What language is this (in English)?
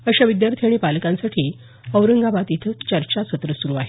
Marathi